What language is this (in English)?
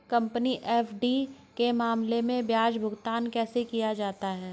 Hindi